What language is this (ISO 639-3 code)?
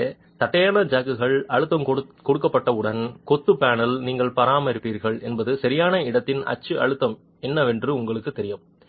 tam